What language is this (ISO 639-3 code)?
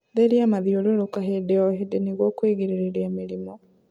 kik